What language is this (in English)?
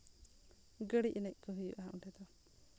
Santali